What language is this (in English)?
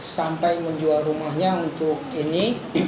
Indonesian